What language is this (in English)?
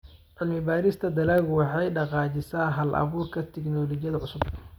Somali